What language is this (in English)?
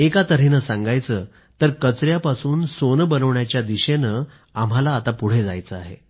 Marathi